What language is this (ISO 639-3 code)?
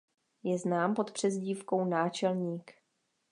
ces